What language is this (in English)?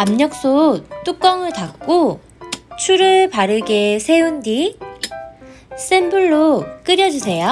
Korean